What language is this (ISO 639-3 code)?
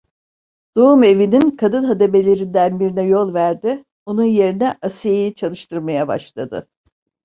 tur